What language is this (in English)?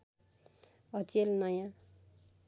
Nepali